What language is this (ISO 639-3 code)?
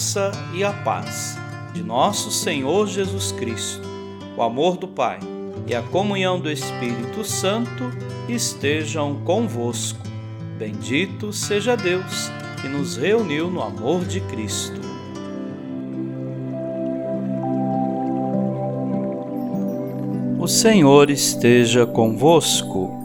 por